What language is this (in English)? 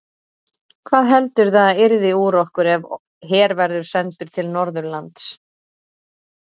Icelandic